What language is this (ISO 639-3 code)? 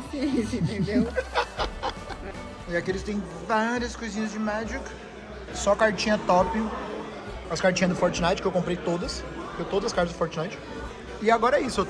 por